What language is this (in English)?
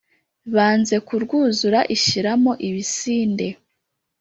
Kinyarwanda